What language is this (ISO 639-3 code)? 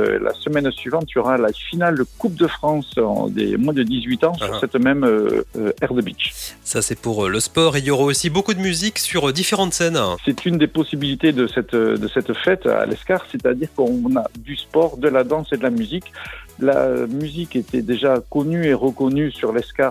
fra